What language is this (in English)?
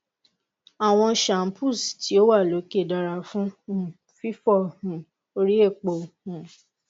Yoruba